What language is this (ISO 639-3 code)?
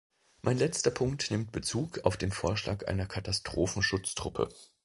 deu